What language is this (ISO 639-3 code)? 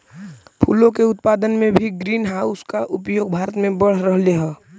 mag